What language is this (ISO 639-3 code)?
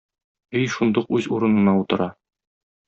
tat